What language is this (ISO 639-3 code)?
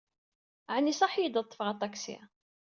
kab